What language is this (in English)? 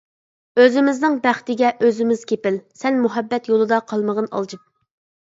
Uyghur